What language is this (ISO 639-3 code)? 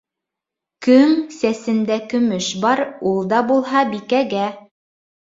bak